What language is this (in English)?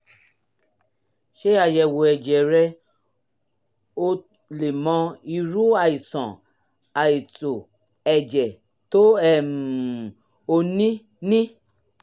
Yoruba